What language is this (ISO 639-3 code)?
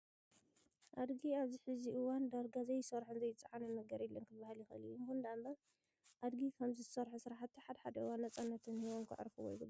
tir